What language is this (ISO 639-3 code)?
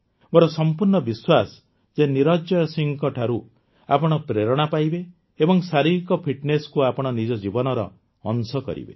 ori